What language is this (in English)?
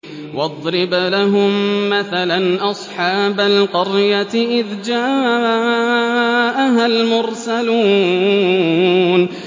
Arabic